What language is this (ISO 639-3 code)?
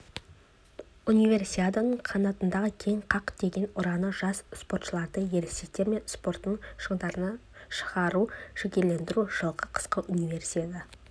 kaz